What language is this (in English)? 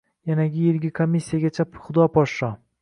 Uzbek